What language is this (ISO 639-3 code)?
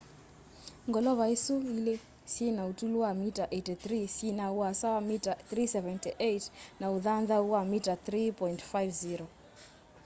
kam